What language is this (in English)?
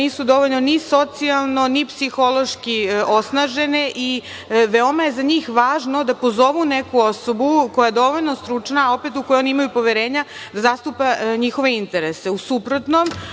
Serbian